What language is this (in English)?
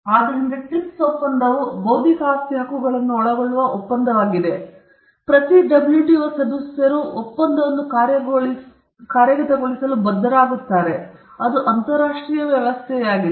Kannada